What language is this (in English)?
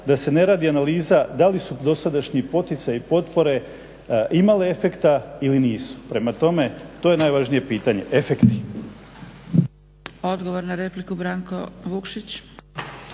Croatian